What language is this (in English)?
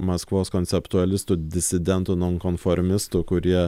Lithuanian